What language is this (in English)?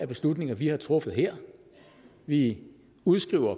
Danish